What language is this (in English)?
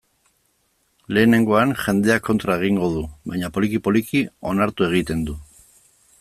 Basque